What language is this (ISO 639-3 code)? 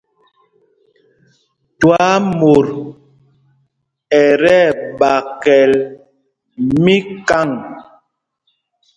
mgg